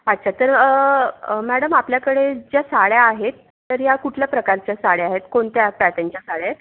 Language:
Marathi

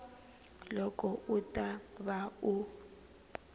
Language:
Tsonga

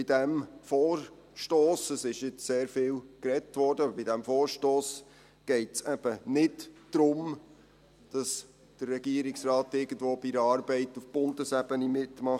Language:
Swiss German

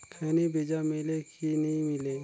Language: Chhattisgarhi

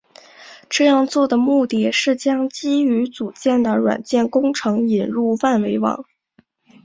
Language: Chinese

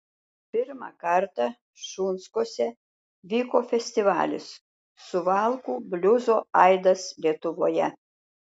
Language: Lithuanian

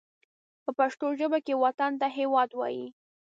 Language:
Pashto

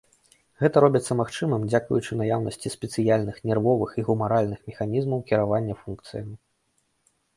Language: Belarusian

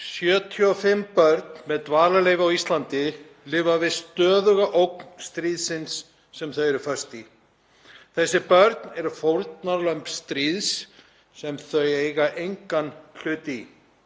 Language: Icelandic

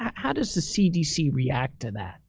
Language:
English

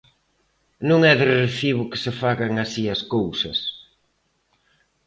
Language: Galician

